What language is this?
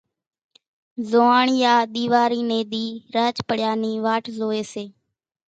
Kachi Koli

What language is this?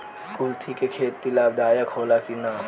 Bhojpuri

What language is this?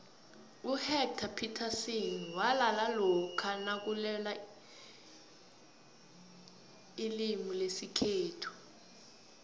South Ndebele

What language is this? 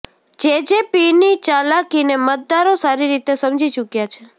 Gujarati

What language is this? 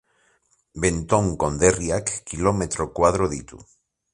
Basque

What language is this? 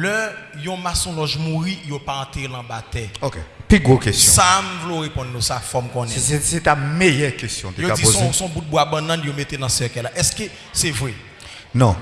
French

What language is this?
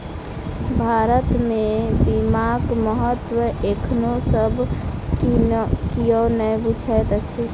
Maithili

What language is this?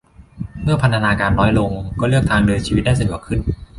Thai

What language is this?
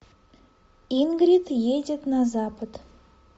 Russian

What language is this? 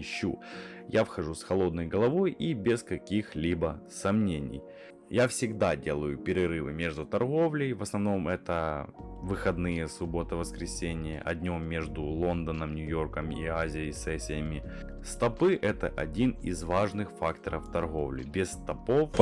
Russian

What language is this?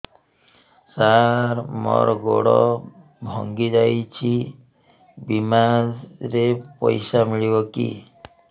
Odia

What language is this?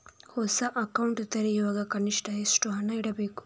Kannada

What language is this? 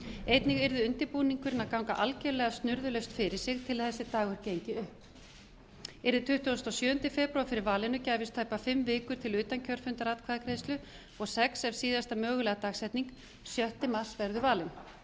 Icelandic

